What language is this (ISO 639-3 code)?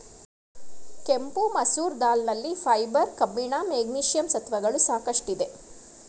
kan